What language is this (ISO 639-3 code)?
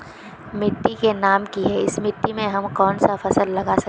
mag